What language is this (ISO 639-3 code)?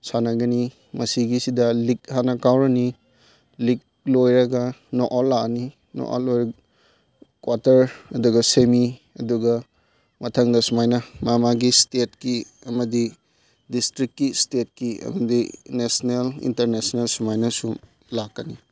mni